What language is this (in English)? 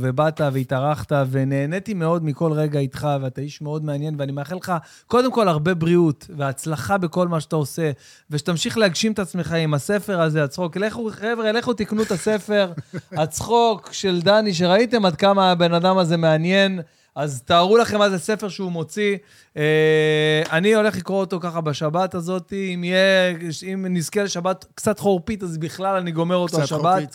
Hebrew